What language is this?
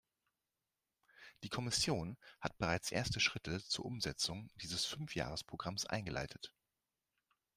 German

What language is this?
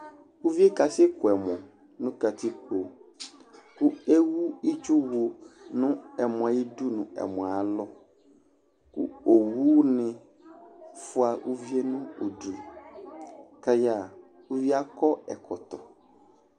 Ikposo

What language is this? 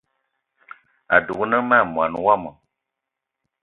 Eton (Cameroon)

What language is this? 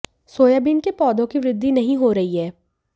Hindi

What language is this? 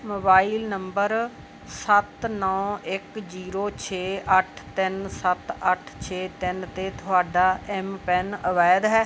Punjabi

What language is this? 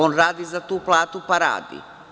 Serbian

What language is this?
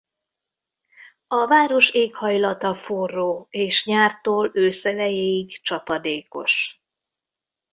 Hungarian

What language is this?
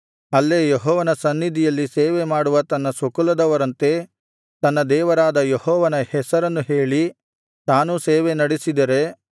Kannada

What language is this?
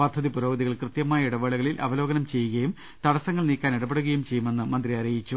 Malayalam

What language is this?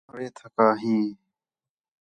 Khetrani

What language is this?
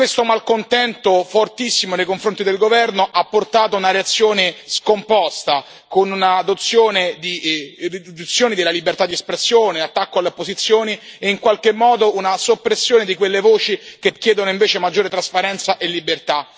Italian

